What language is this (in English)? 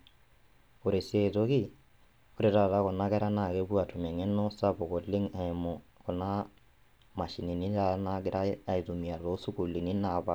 Masai